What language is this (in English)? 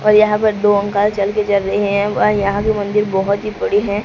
Hindi